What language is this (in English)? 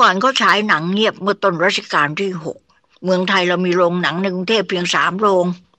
Thai